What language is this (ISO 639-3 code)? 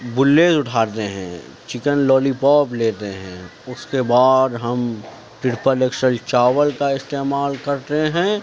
urd